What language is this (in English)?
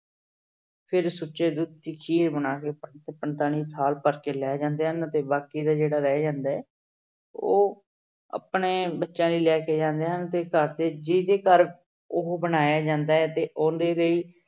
Punjabi